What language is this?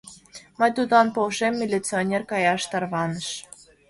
Mari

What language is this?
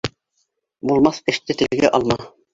Bashkir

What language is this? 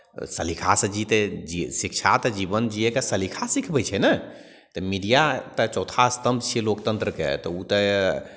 Maithili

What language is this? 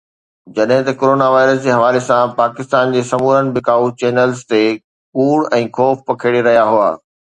Sindhi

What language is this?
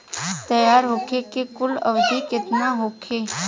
Bhojpuri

